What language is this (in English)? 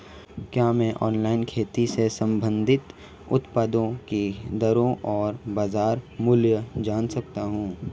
Hindi